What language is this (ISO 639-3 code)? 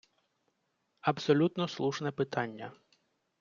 ukr